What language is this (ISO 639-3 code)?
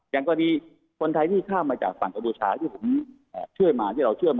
tha